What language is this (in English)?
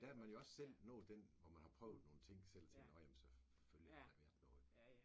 Danish